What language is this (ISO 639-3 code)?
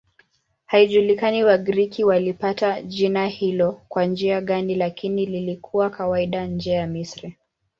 swa